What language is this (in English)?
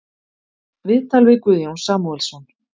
Icelandic